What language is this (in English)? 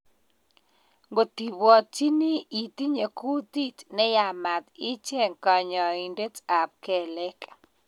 Kalenjin